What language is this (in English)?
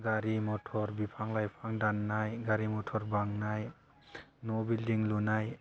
Bodo